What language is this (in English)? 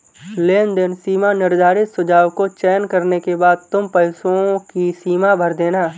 Hindi